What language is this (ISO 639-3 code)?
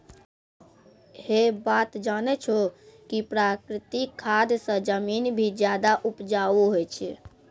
mai